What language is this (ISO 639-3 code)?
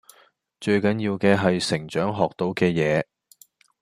yue